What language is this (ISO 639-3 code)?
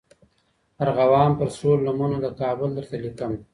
pus